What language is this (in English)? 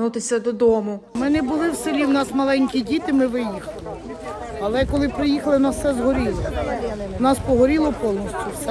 Ukrainian